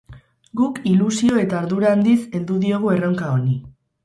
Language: Basque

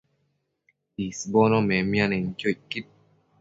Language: Matsés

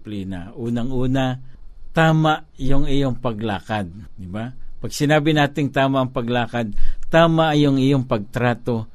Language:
Filipino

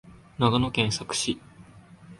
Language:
Japanese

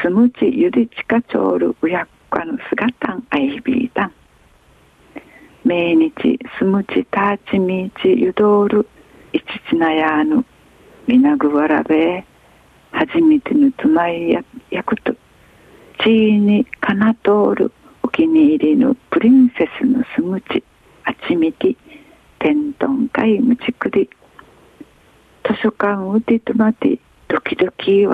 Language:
Japanese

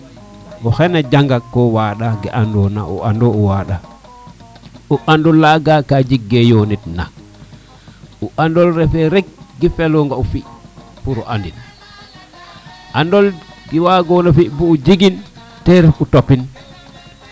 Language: Serer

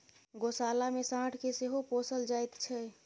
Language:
Maithili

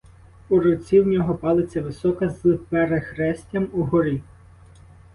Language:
Ukrainian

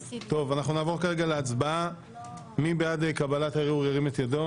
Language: Hebrew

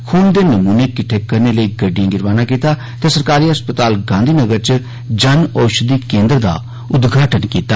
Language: Dogri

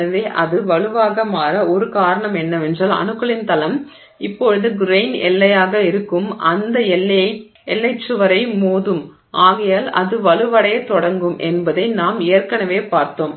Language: Tamil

